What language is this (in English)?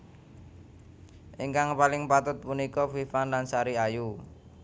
Javanese